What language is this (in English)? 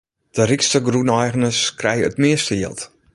Western Frisian